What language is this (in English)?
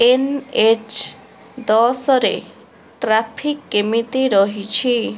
Odia